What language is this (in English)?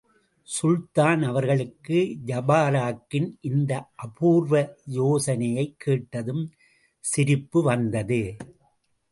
Tamil